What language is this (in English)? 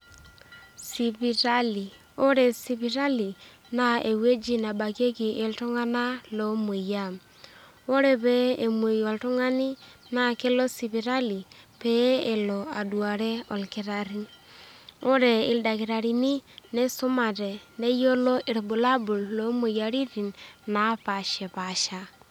Masai